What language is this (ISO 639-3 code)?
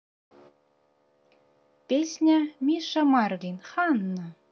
rus